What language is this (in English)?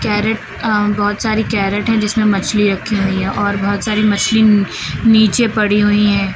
Hindi